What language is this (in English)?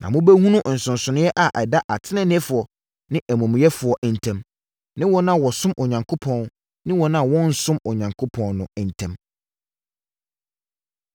Akan